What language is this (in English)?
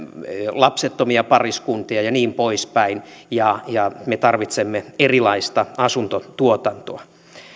Finnish